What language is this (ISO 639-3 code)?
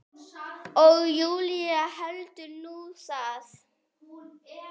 isl